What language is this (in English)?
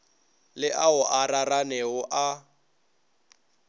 Northern Sotho